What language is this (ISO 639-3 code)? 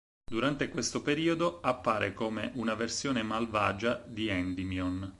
ita